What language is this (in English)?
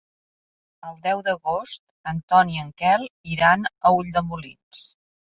Catalan